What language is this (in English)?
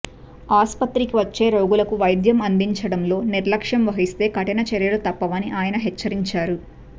Telugu